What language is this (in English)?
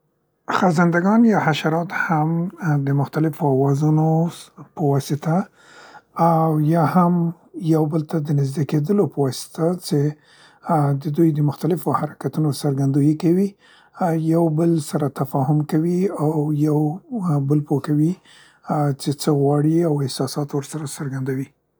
Central Pashto